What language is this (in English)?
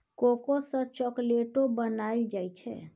Maithili